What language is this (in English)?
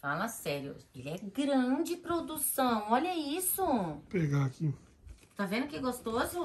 Portuguese